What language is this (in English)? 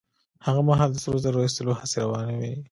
Pashto